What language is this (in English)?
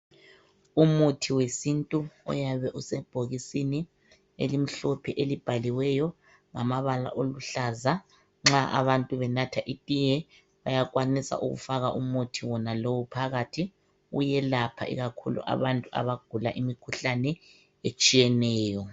North Ndebele